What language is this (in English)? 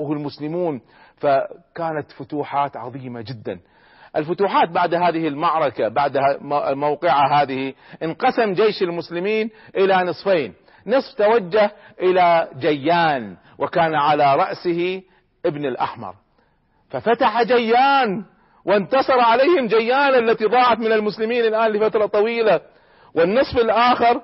Arabic